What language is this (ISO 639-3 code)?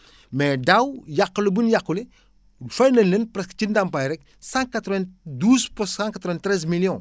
wol